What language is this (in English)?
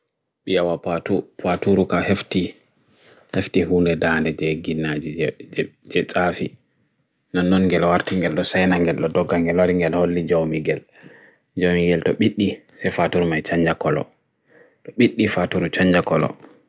Bagirmi Fulfulde